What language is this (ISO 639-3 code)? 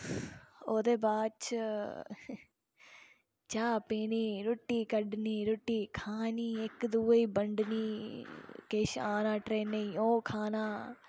doi